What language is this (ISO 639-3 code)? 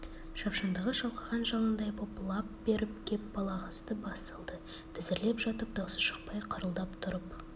kaz